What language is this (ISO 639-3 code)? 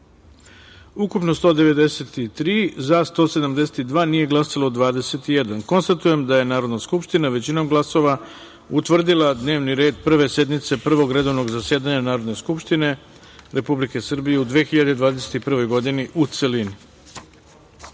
srp